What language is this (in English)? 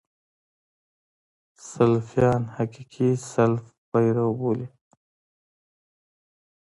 Pashto